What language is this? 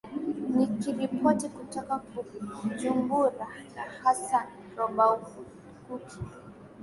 Swahili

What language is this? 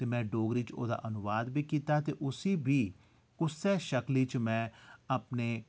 Dogri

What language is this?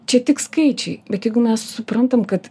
Lithuanian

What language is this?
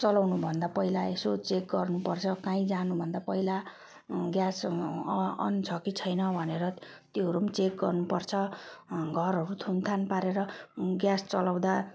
Nepali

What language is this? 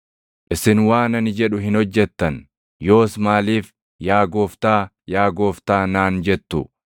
Oromo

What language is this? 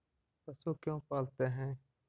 Magahi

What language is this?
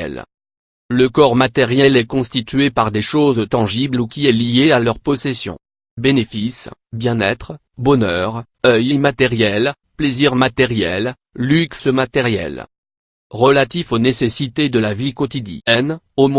French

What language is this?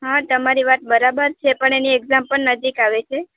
Gujarati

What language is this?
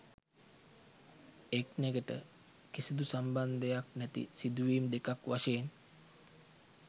Sinhala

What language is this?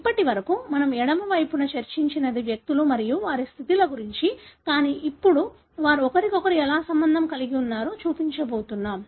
Telugu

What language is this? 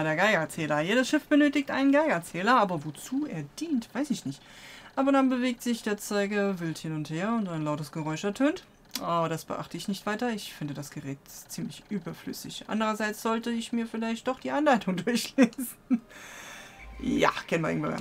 German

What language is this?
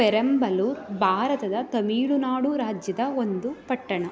Kannada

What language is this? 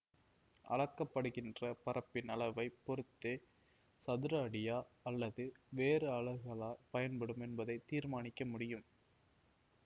Tamil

